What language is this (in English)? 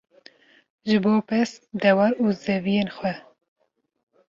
Kurdish